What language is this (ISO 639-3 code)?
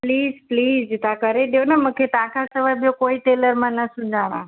snd